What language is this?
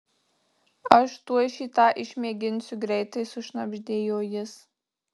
Lithuanian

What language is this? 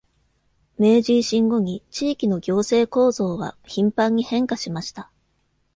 Japanese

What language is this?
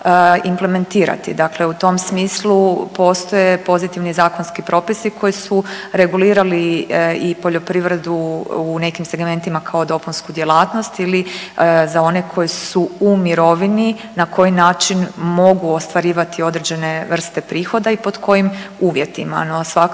Croatian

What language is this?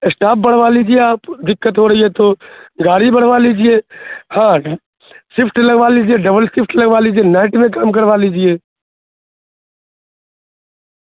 Urdu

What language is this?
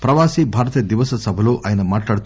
Telugu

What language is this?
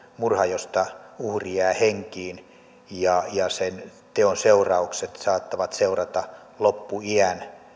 Finnish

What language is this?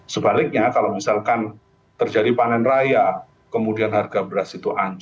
Indonesian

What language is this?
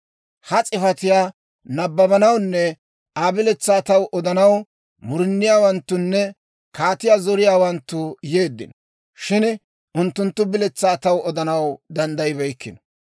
Dawro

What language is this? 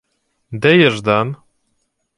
Ukrainian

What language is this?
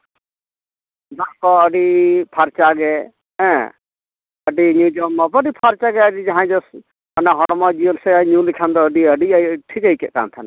Santali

